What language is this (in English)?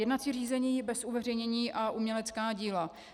Czech